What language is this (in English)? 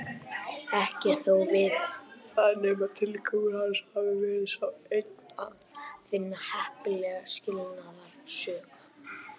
Icelandic